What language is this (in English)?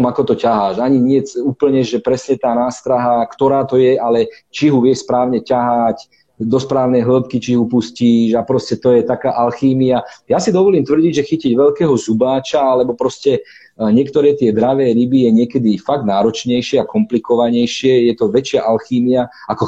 Slovak